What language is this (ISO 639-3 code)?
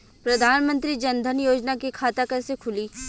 bho